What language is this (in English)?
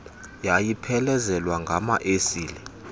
Xhosa